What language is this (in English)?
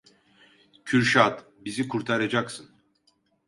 Turkish